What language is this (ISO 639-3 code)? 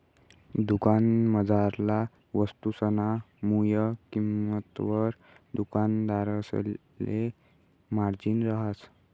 mar